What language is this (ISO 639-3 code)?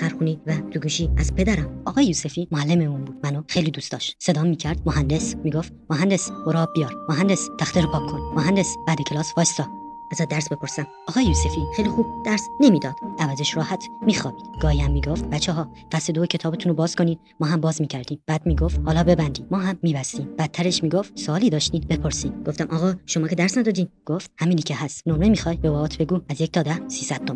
fas